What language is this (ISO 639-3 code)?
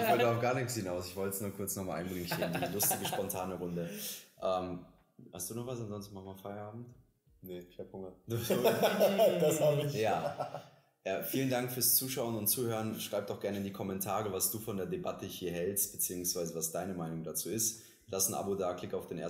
deu